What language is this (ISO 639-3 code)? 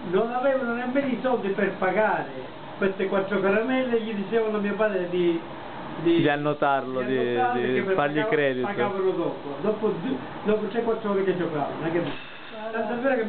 ita